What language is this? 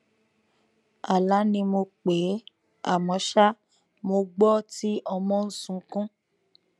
Yoruba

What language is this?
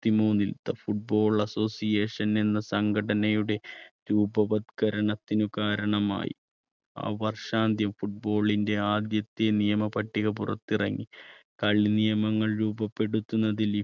Malayalam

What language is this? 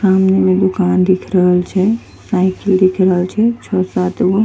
Angika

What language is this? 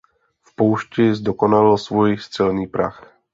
Czech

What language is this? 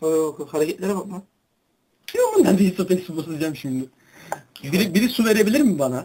Turkish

